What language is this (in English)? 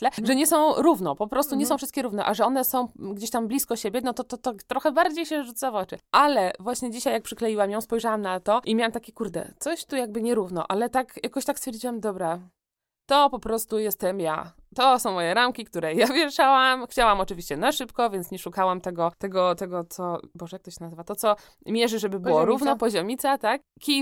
Polish